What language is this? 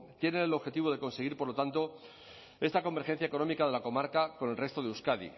Spanish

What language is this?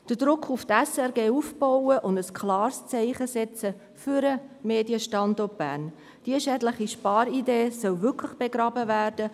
Swiss German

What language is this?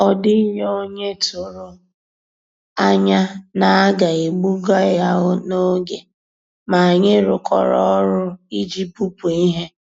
Igbo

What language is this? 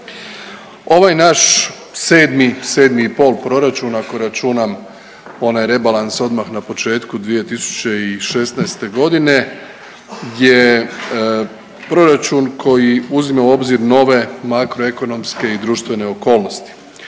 Croatian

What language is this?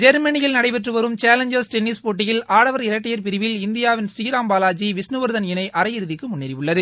Tamil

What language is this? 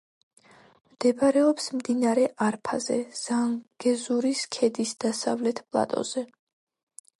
Georgian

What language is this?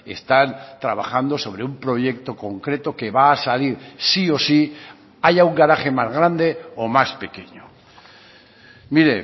Spanish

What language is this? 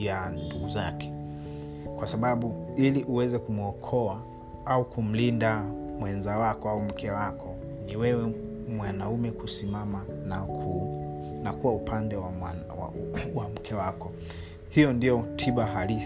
Swahili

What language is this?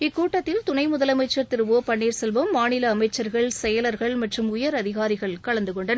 Tamil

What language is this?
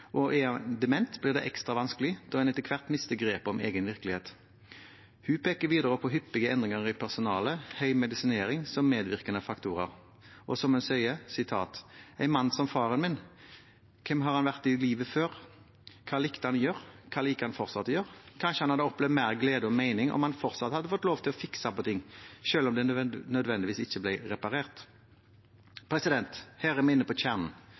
Norwegian Bokmål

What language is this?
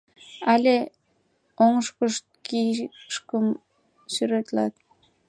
Mari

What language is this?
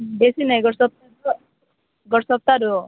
Odia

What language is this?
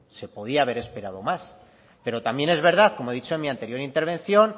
Spanish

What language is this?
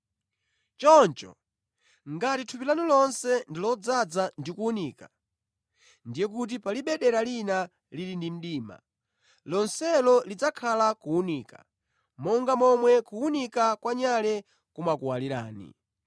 Nyanja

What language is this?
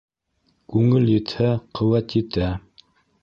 Bashkir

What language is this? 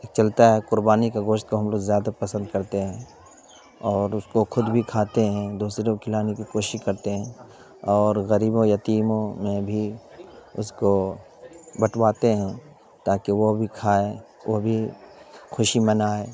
Urdu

